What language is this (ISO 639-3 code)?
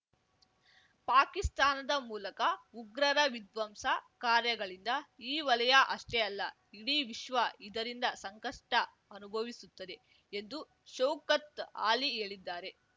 kan